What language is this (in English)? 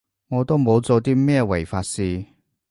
Cantonese